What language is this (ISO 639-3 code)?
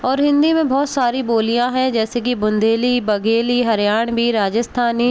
hin